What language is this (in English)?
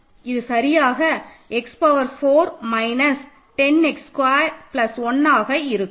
Tamil